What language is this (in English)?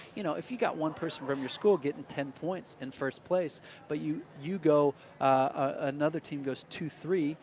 English